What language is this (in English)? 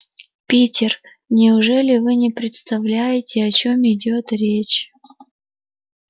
Russian